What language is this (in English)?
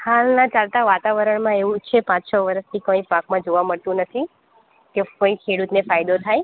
Gujarati